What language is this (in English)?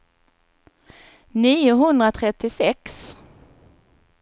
Swedish